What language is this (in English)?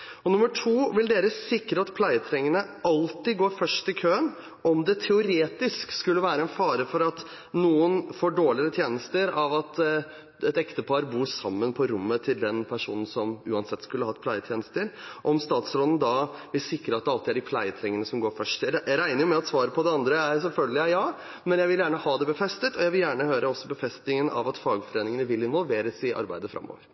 Norwegian Bokmål